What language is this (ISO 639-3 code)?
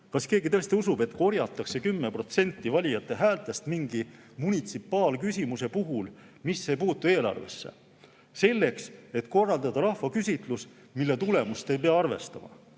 est